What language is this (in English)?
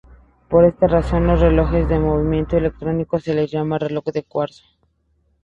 Spanish